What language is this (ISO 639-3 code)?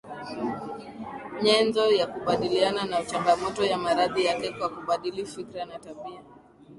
swa